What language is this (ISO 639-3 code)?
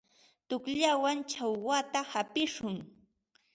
qva